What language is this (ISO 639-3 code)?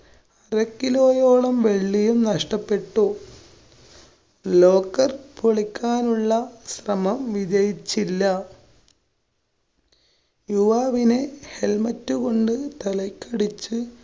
mal